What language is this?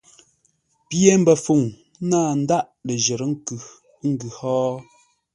Ngombale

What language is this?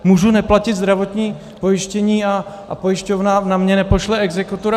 Czech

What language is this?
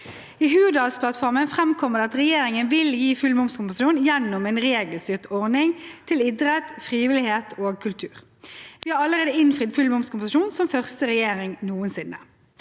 Norwegian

